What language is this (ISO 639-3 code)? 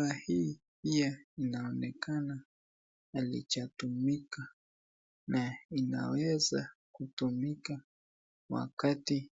swa